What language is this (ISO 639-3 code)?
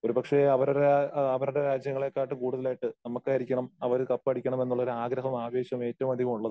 mal